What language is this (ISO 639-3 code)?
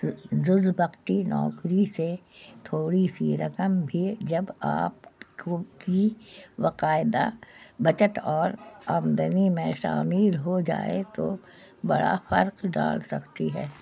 urd